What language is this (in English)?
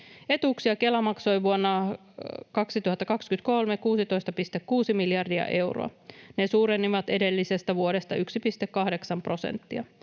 Finnish